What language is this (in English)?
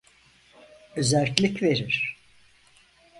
Turkish